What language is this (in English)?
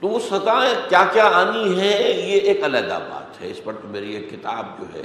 Urdu